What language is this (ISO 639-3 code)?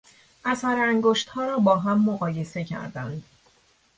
fas